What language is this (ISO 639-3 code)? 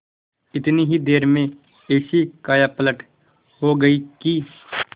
hin